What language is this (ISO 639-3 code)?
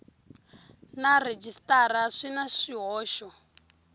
tso